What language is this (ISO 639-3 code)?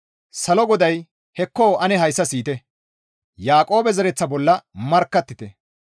gmv